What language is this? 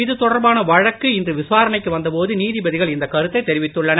Tamil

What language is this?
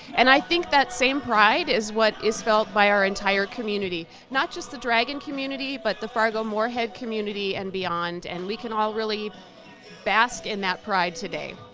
English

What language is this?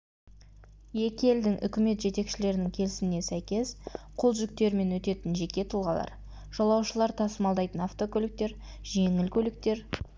Kazakh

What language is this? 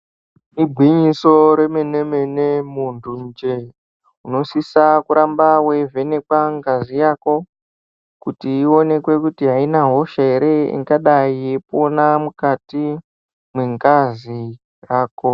Ndau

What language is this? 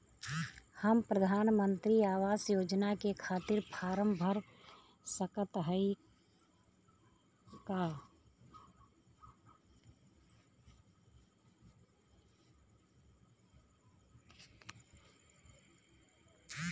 Bhojpuri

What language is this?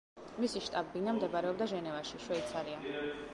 Georgian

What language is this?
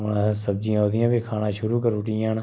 Dogri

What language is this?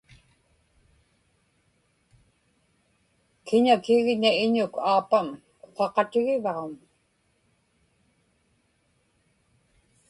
Inupiaq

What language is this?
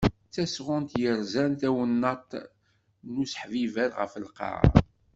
Kabyle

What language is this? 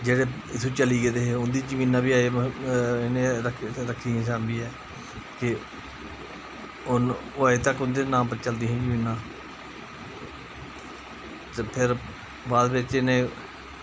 Dogri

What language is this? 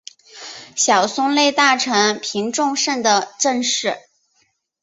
Chinese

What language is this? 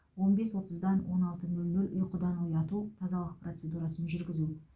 Kazakh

